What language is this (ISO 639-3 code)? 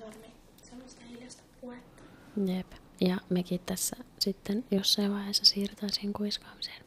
fin